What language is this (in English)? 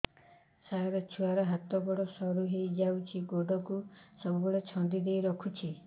Odia